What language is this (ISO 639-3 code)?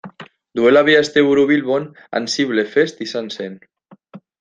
eus